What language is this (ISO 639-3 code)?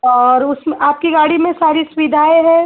hin